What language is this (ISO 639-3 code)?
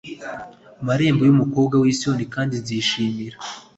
kin